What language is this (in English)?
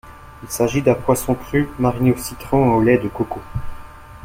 French